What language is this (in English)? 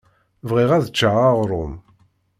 Kabyle